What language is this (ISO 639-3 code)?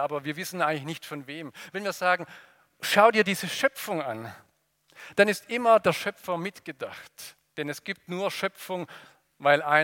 deu